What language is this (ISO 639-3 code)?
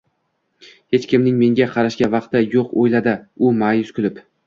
uzb